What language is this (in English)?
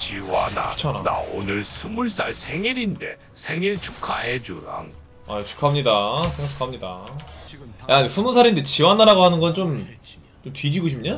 Korean